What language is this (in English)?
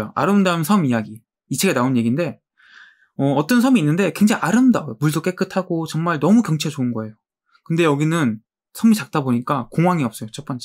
Korean